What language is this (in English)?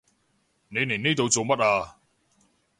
Cantonese